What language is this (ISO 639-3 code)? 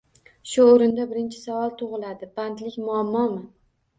uzb